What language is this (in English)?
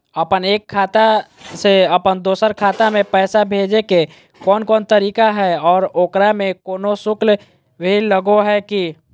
Magahi